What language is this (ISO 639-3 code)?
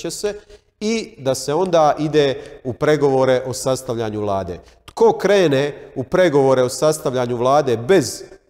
hrv